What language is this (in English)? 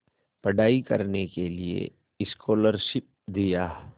Hindi